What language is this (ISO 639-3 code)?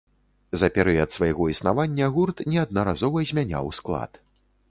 bel